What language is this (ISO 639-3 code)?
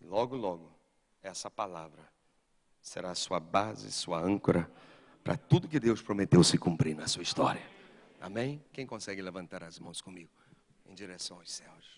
por